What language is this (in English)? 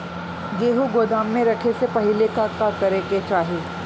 Bhojpuri